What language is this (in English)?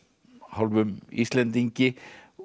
Icelandic